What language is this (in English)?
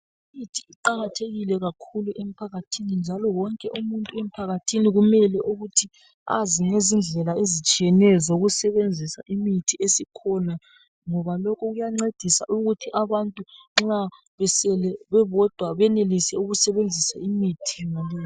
North Ndebele